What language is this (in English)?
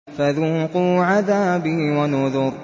Arabic